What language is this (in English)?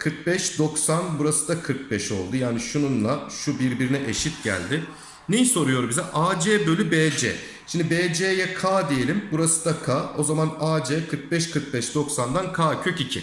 Turkish